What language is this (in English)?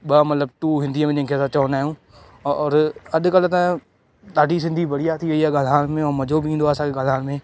Sindhi